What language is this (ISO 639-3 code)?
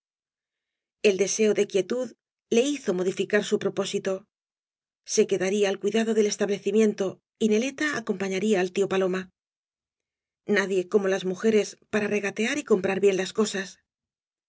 spa